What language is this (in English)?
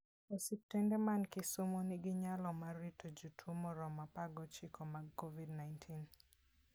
Luo (Kenya and Tanzania)